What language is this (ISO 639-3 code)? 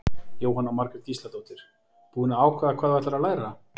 isl